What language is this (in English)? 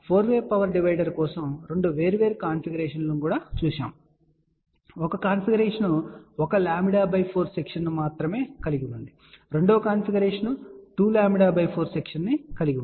Telugu